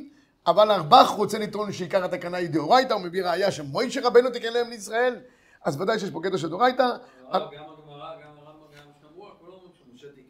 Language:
Hebrew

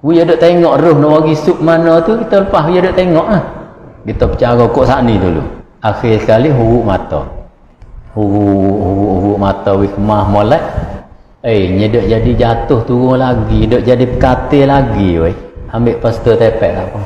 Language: Malay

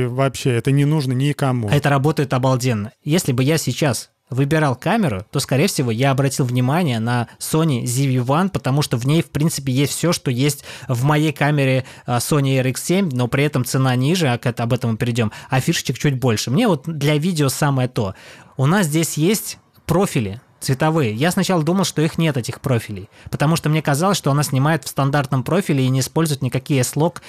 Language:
Russian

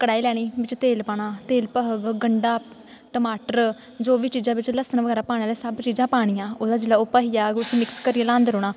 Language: Dogri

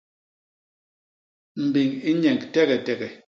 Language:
Basaa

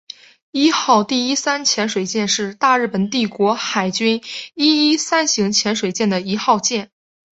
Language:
Chinese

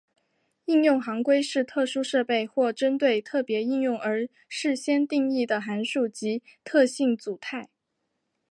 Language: Chinese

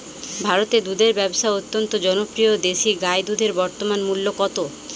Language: Bangla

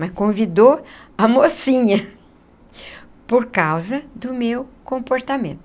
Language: Portuguese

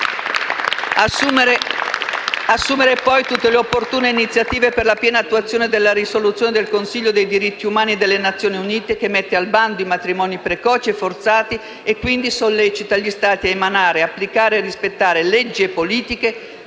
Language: Italian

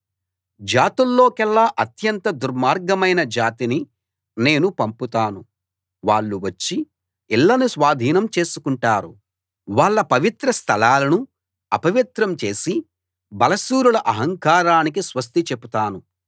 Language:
Telugu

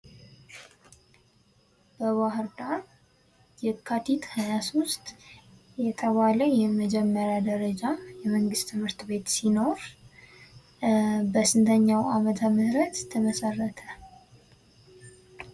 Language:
Amharic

